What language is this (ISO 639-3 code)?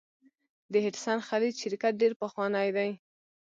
pus